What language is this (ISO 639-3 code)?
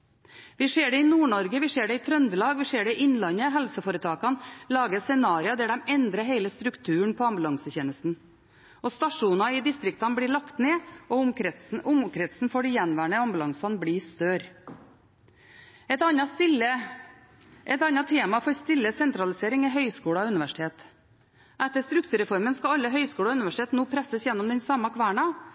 nob